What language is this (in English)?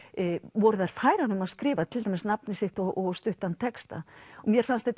Icelandic